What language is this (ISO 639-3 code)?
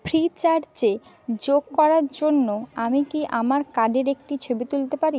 ben